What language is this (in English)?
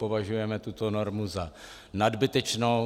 Czech